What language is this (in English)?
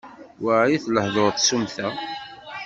Kabyle